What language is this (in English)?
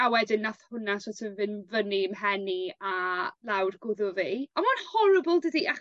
Welsh